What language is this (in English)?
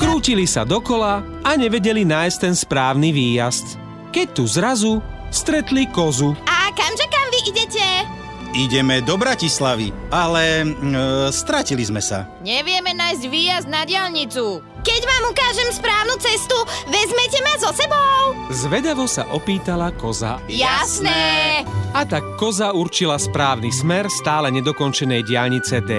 Slovak